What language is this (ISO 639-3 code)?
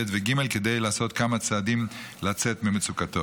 heb